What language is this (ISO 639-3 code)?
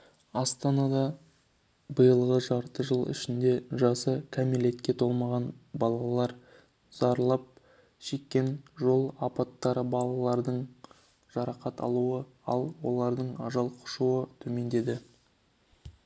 kaz